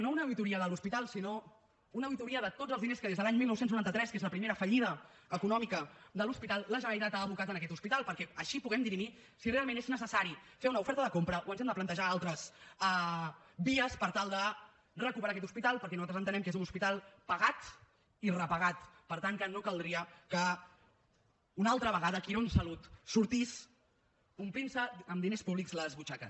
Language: Catalan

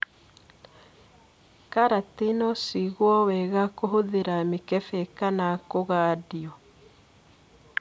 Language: Kikuyu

